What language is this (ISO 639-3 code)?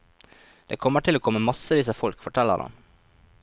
nor